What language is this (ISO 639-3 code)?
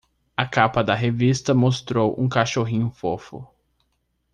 por